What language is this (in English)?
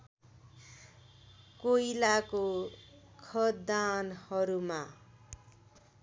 Nepali